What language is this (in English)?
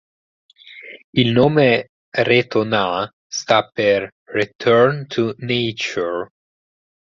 Italian